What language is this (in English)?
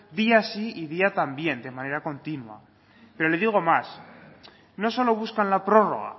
Spanish